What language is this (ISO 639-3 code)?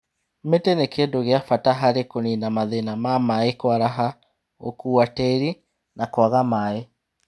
kik